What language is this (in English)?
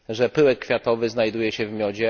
Polish